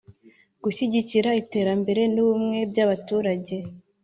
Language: Kinyarwanda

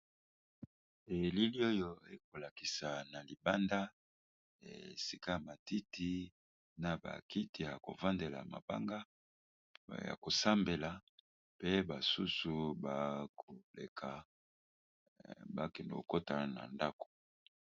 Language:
Lingala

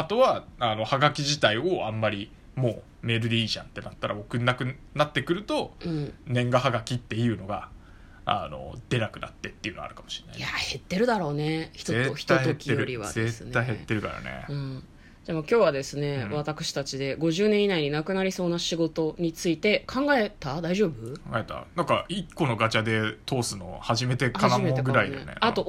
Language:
Japanese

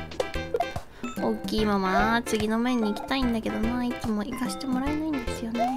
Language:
Japanese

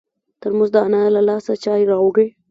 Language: Pashto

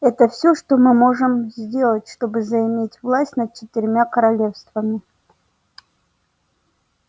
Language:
Russian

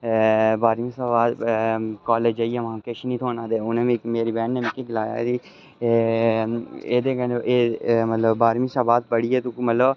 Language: Dogri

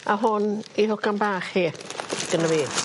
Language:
Welsh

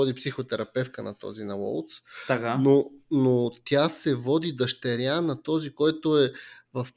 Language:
Bulgarian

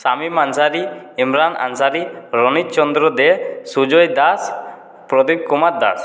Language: Bangla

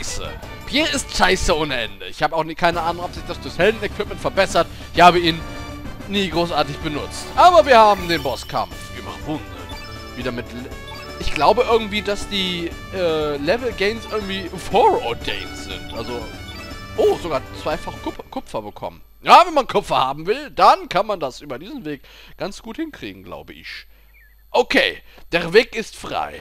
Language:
German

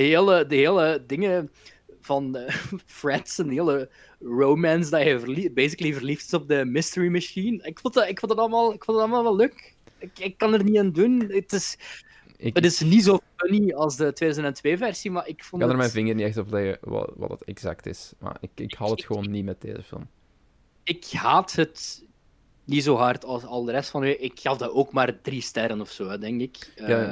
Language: Dutch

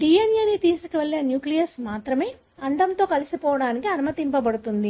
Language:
Telugu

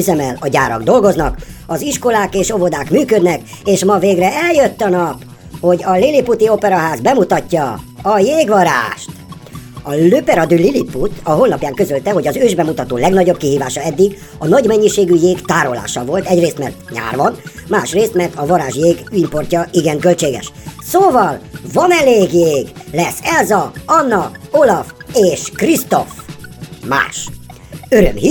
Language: Hungarian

